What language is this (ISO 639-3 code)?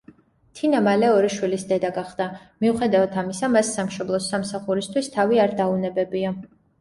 kat